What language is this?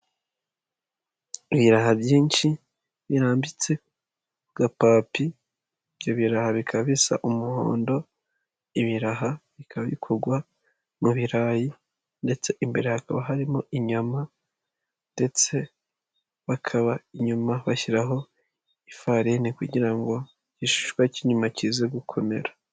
Kinyarwanda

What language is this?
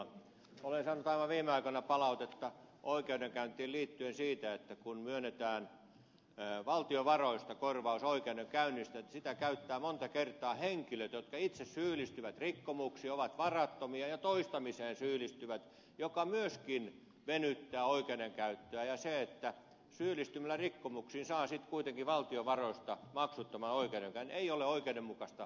Finnish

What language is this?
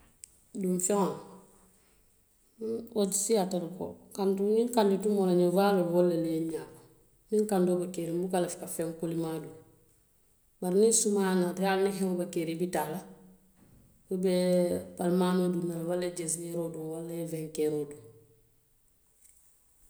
Western Maninkakan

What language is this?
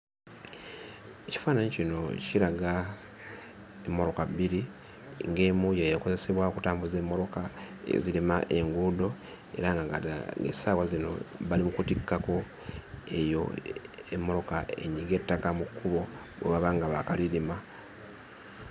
Ganda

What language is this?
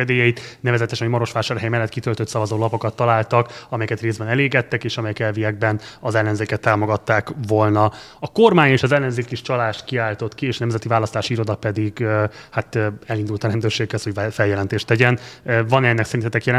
Hungarian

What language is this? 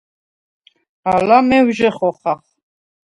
Svan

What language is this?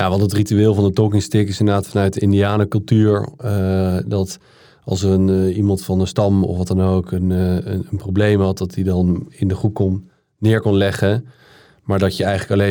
Dutch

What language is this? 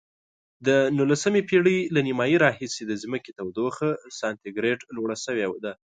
Pashto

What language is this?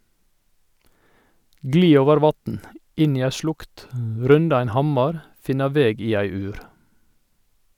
Norwegian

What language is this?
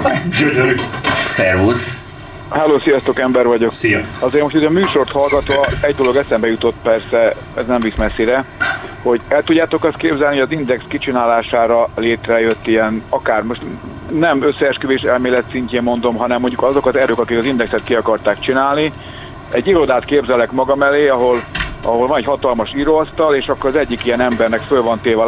Hungarian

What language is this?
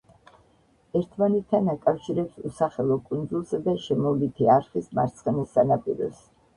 Georgian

